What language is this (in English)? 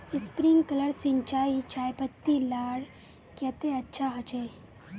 Magahi